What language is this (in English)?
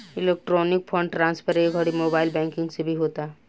Bhojpuri